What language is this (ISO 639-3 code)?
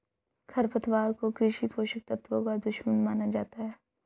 hin